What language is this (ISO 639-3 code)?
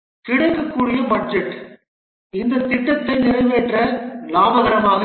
tam